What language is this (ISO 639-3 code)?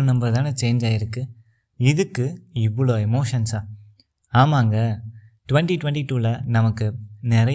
tam